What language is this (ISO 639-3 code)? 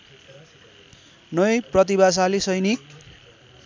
nep